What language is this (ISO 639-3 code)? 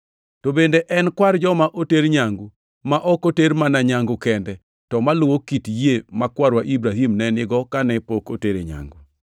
luo